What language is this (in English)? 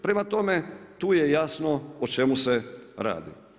Croatian